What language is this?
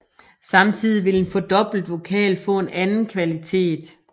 Danish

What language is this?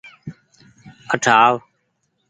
Goaria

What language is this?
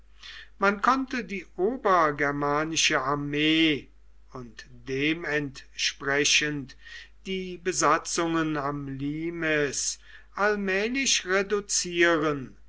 German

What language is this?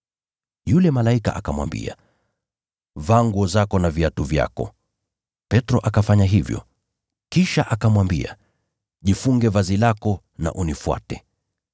Swahili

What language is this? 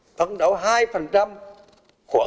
Vietnamese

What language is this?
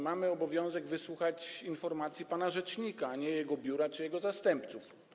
Polish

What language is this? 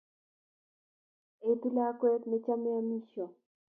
Kalenjin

